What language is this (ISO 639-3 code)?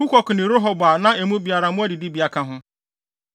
aka